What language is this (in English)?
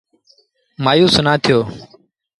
Sindhi Bhil